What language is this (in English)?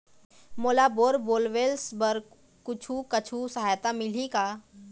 Chhattisgarhi